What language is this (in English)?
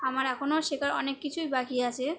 Bangla